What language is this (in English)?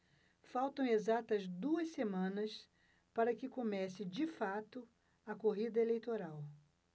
Portuguese